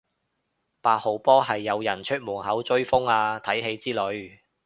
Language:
Cantonese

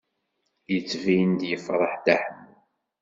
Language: Kabyle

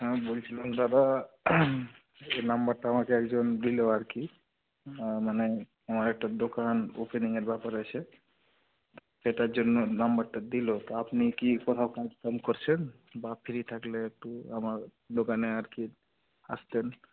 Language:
Bangla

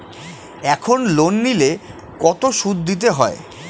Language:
Bangla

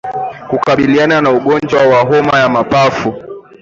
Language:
Swahili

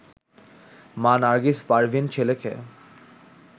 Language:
Bangla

